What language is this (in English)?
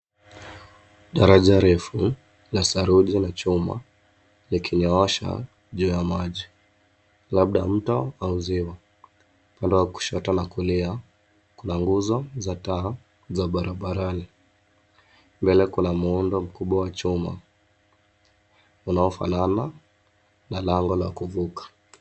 Swahili